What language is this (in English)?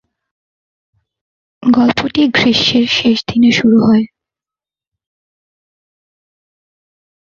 Bangla